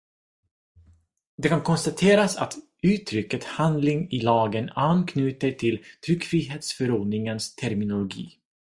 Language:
Swedish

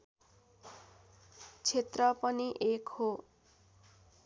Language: Nepali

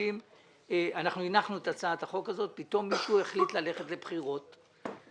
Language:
Hebrew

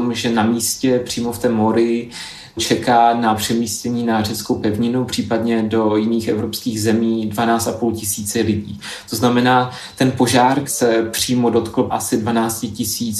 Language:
Czech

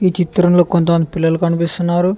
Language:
Telugu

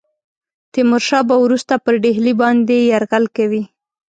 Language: Pashto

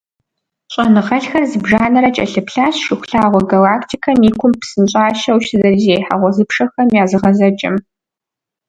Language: Kabardian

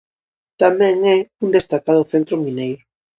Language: Galician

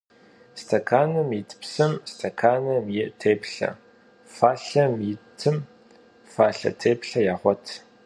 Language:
Kabardian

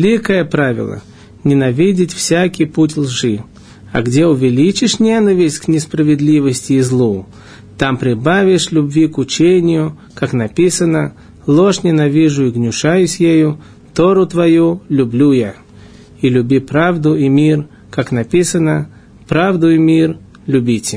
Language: Russian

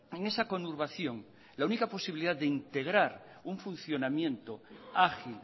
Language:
Spanish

